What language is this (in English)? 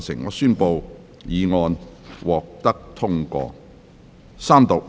Cantonese